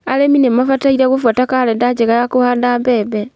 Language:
Kikuyu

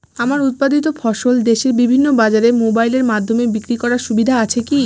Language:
Bangla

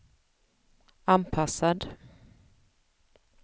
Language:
Swedish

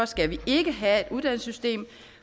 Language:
Danish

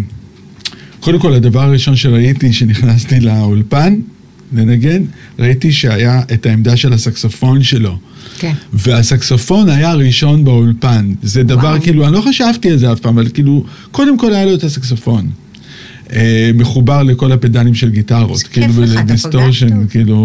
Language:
Hebrew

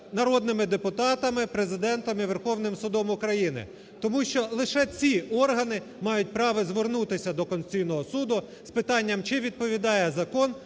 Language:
Ukrainian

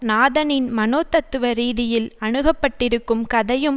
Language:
Tamil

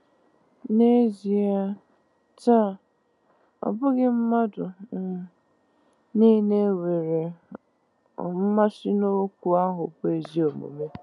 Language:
Igbo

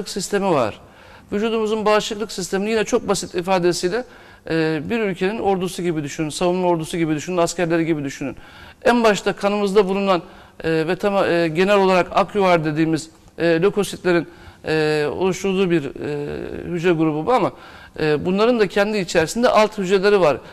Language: Turkish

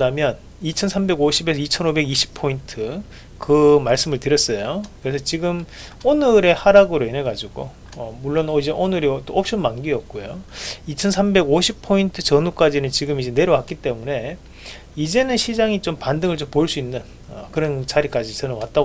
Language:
Korean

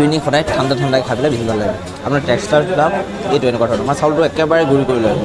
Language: Assamese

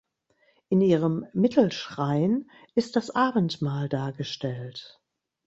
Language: German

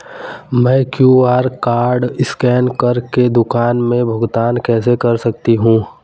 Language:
Hindi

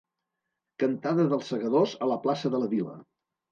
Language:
Catalan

